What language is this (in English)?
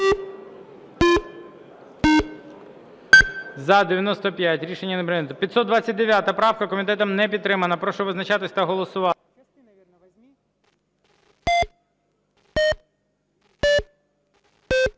Ukrainian